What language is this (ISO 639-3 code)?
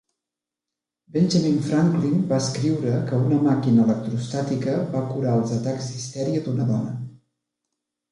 cat